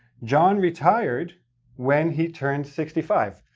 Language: English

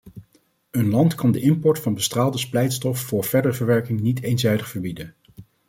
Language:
Dutch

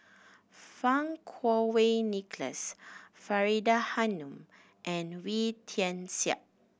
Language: English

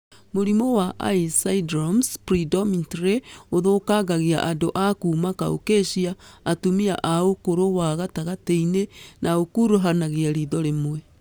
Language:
Kikuyu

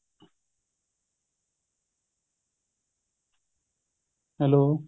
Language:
Punjabi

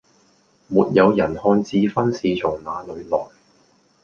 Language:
Cantonese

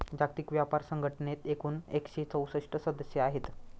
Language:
Marathi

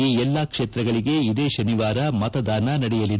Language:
Kannada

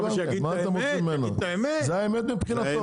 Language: Hebrew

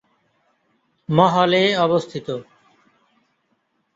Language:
Bangla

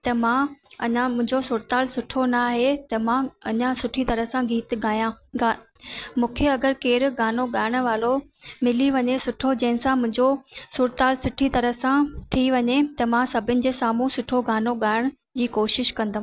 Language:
Sindhi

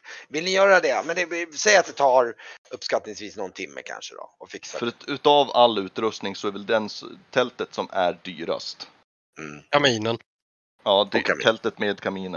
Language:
Swedish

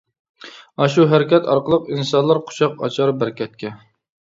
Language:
Uyghur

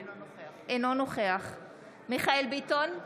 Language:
Hebrew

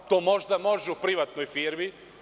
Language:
Serbian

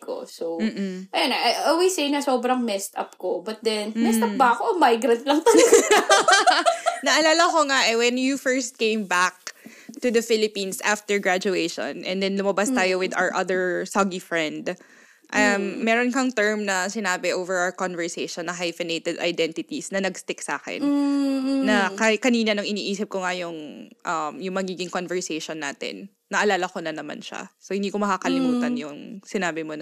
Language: Filipino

